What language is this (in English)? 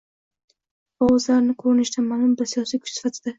Uzbek